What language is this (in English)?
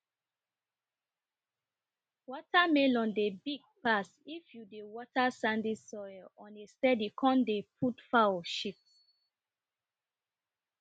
Nigerian Pidgin